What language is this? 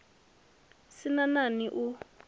Venda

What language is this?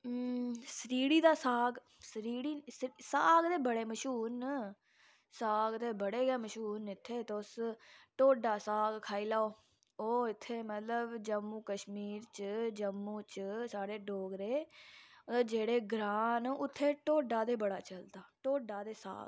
Dogri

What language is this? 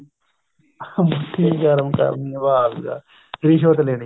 Punjabi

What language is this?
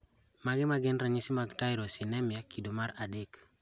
Luo (Kenya and Tanzania)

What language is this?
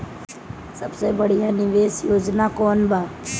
Bhojpuri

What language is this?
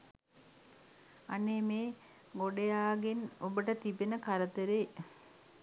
Sinhala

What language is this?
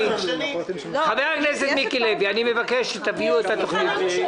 Hebrew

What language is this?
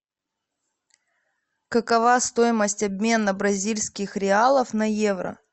Russian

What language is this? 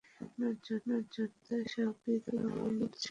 Bangla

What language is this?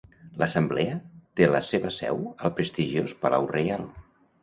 Catalan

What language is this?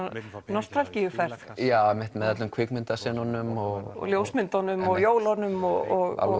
Icelandic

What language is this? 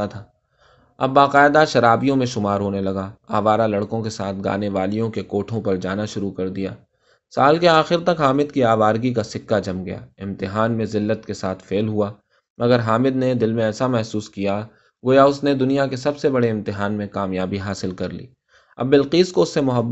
Urdu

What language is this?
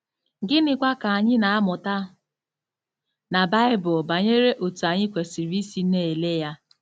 Igbo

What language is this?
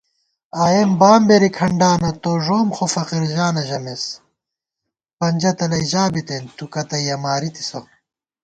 Gawar-Bati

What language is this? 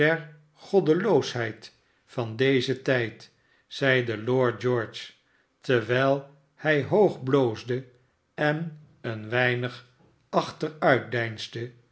Dutch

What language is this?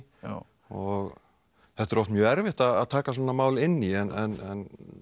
Icelandic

